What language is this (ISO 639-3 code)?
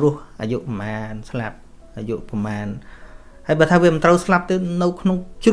vie